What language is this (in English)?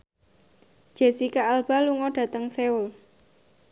Javanese